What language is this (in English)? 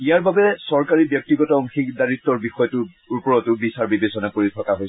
Assamese